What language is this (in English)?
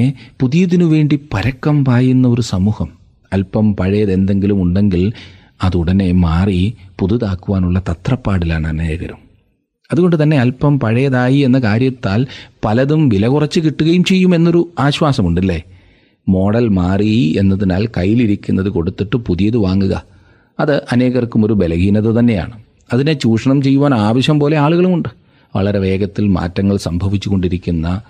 Malayalam